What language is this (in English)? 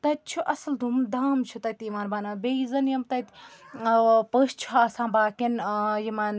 Kashmiri